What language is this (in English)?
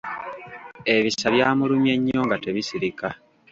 Ganda